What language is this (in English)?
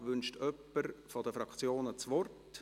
Swiss German